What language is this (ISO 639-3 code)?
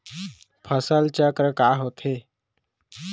hne